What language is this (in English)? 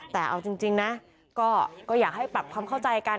Thai